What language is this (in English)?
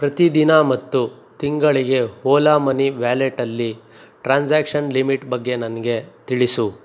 Kannada